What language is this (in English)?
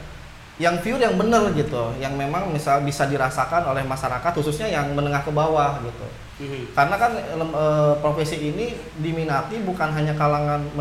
Indonesian